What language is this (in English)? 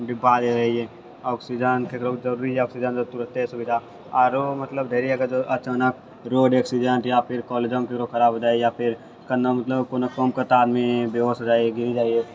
Maithili